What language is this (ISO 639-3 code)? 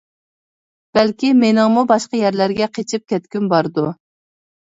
uig